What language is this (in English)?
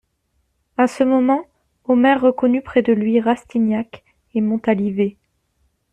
French